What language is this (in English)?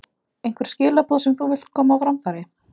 Icelandic